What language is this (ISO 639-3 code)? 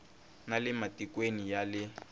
tso